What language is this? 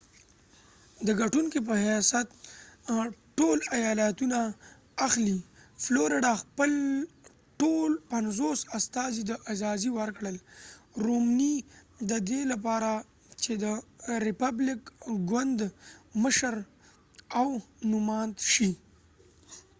Pashto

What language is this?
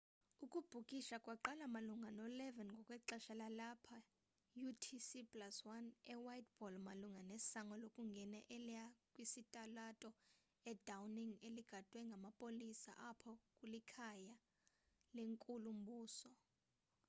Xhosa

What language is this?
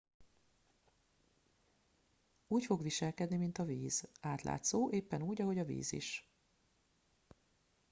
Hungarian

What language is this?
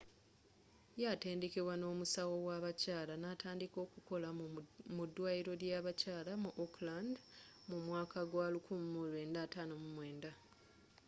Ganda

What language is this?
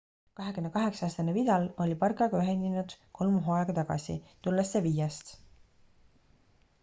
Estonian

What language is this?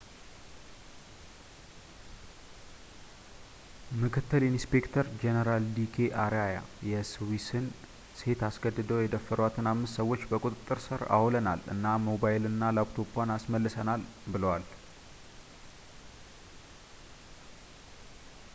Amharic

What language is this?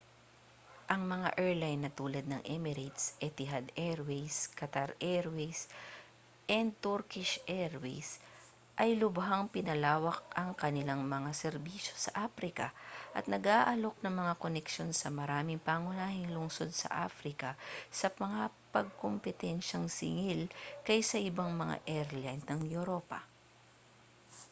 Filipino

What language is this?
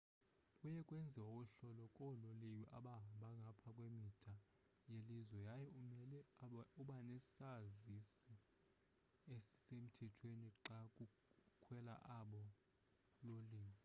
Xhosa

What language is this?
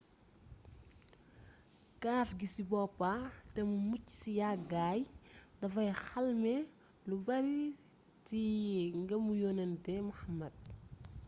Wolof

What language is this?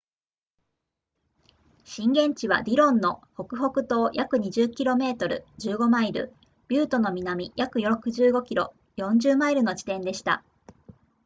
Japanese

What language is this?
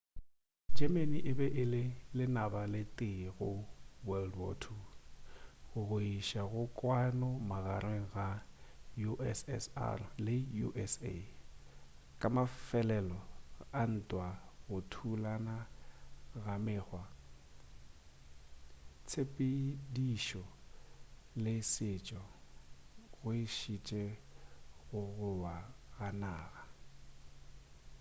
Northern Sotho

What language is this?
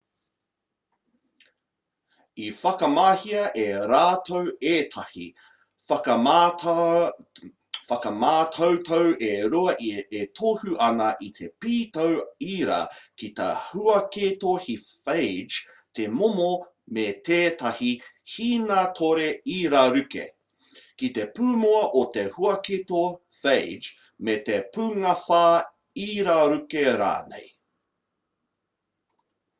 Māori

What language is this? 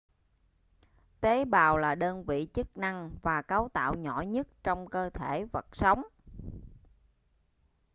Vietnamese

